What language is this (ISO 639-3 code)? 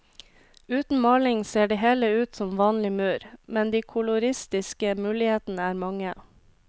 nor